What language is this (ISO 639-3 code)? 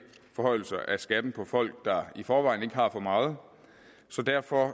dan